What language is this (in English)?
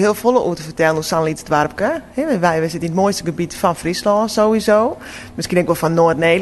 Dutch